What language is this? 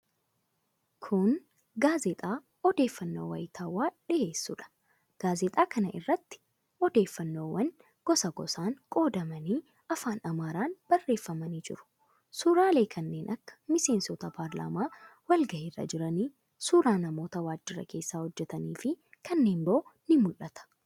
Oromo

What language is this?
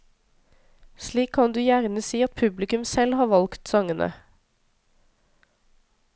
Norwegian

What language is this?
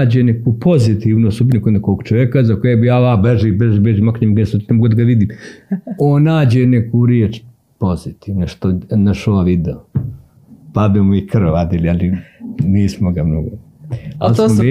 Croatian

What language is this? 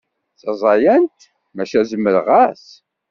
Kabyle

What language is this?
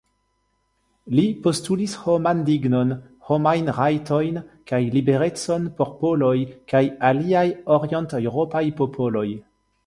Esperanto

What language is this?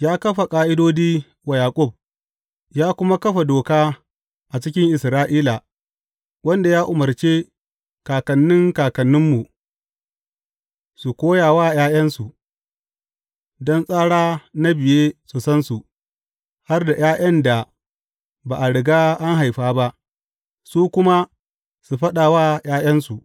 Hausa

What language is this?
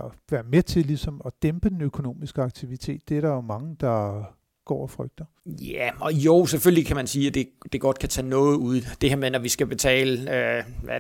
Danish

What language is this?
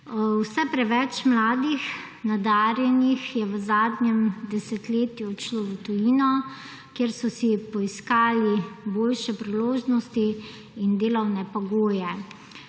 Slovenian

